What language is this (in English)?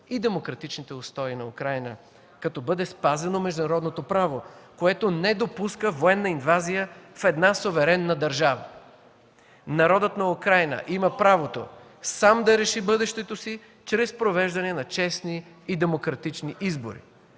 Bulgarian